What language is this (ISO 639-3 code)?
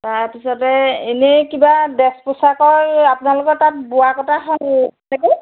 asm